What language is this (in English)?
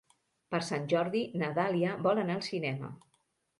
Catalan